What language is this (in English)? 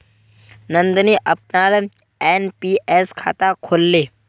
Magahi